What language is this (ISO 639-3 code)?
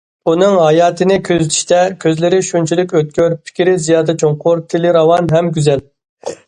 uig